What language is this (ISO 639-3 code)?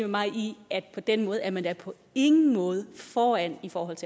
dan